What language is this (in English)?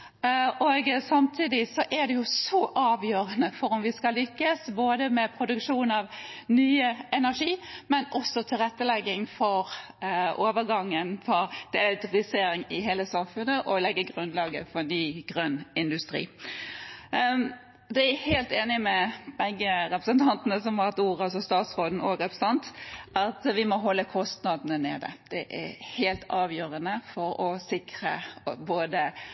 Norwegian Bokmål